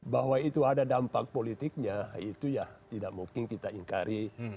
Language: Indonesian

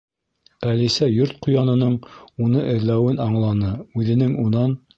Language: Bashkir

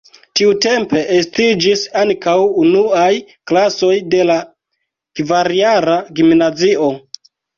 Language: Esperanto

